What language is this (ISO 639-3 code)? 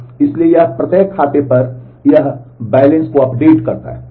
hin